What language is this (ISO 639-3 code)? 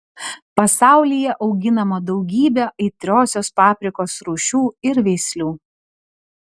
lit